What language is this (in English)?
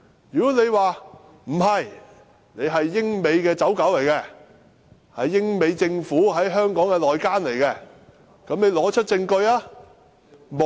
Cantonese